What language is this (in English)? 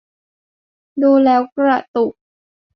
Thai